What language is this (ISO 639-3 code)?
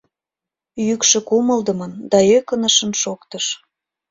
chm